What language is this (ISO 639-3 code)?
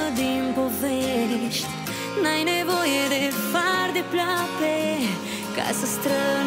ron